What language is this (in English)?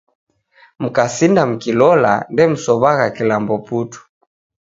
Taita